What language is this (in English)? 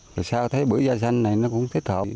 Vietnamese